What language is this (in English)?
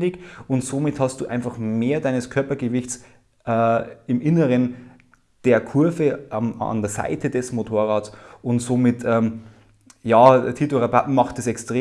German